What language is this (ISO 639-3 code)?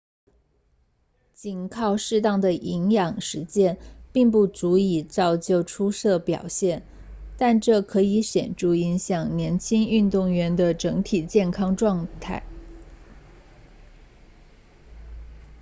zho